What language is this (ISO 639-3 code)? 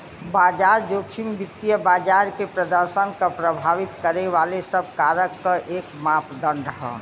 bho